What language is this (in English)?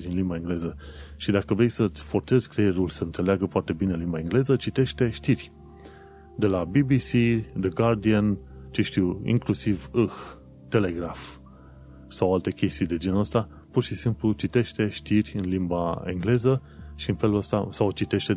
Romanian